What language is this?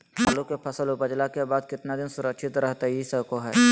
Magahi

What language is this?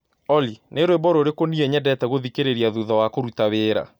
Kikuyu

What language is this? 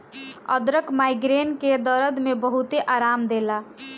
Bhojpuri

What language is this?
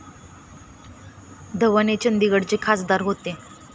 Marathi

